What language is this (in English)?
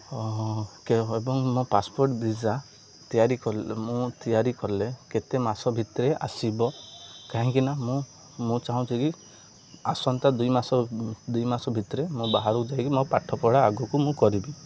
Odia